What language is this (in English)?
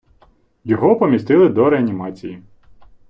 Ukrainian